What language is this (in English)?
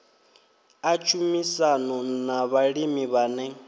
Venda